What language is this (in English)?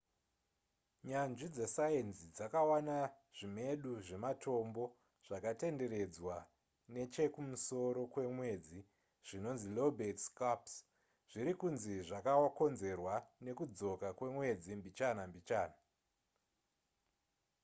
Shona